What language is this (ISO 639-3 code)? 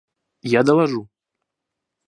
rus